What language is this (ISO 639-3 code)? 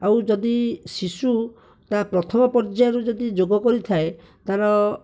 ori